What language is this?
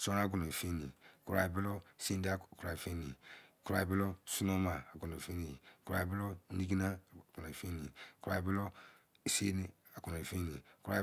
Izon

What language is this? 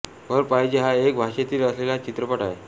Marathi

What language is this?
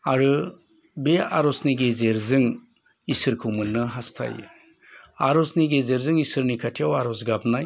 Bodo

